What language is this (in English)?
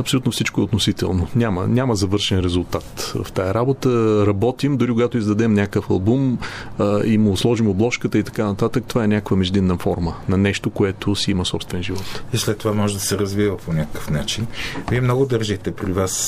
Bulgarian